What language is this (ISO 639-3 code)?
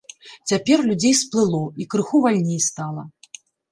bel